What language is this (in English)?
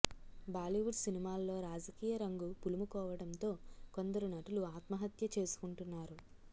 Telugu